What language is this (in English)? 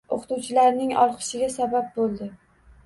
Uzbek